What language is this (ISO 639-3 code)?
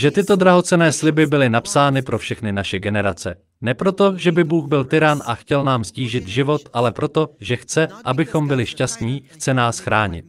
ces